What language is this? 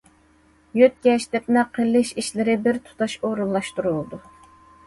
Uyghur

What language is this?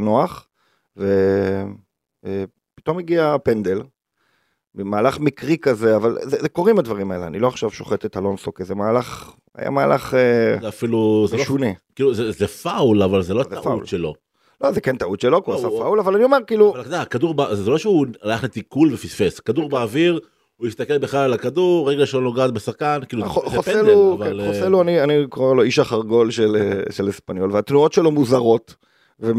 Hebrew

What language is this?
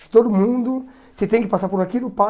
Portuguese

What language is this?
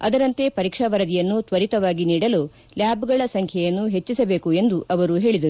Kannada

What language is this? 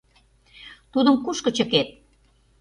Mari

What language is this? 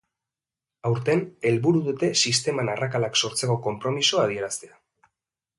Basque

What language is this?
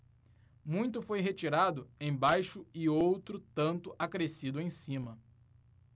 Portuguese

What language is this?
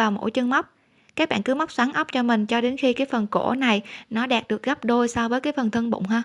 Vietnamese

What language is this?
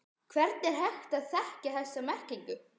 Icelandic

